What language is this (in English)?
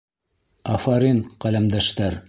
Bashkir